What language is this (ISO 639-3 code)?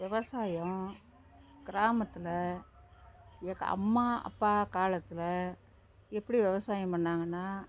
tam